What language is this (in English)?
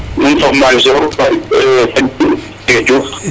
Serer